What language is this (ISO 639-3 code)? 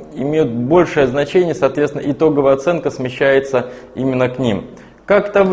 rus